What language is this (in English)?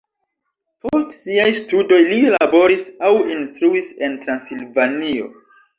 Esperanto